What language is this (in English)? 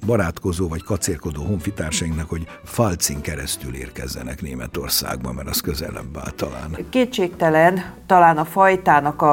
Hungarian